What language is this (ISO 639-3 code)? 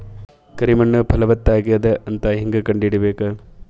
kan